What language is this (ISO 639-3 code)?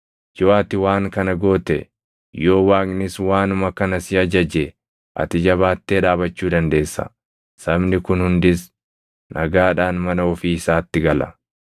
orm